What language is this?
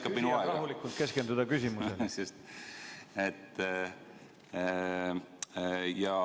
Estonian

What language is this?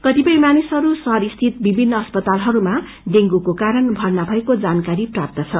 Nepali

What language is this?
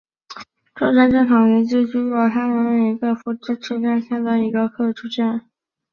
Chinese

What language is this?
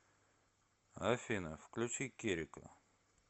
Russian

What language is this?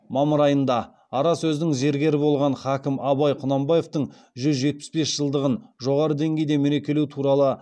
Kazakh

